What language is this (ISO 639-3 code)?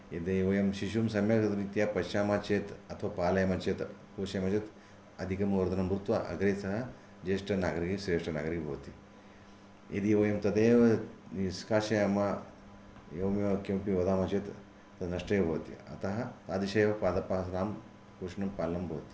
san